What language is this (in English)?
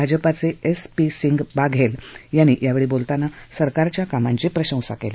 Marathi